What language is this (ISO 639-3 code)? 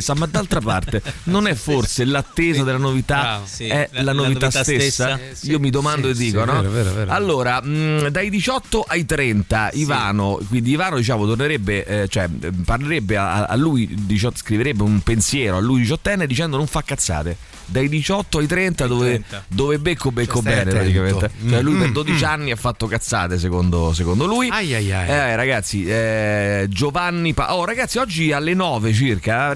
ita